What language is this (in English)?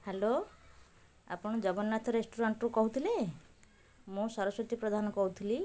Odia